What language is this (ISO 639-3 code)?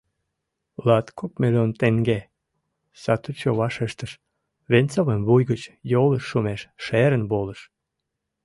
chm